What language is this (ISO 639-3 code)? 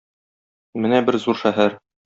tat